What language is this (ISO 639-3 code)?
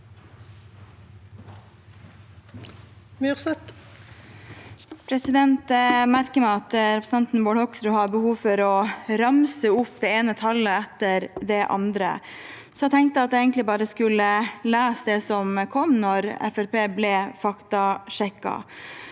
nor